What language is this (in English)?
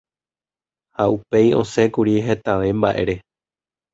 Guarani